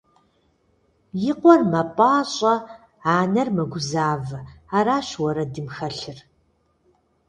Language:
Kabardian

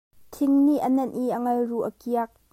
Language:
Hakha Chin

